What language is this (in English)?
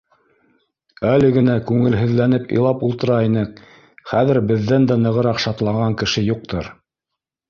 Bashkir